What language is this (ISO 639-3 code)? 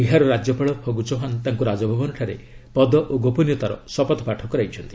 ori